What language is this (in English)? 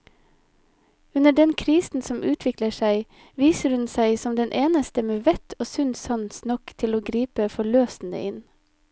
Norwegian